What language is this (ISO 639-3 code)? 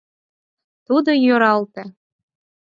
chm